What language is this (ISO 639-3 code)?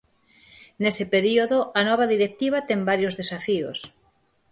glg